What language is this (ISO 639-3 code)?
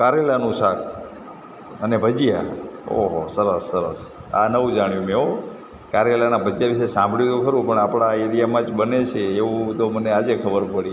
guj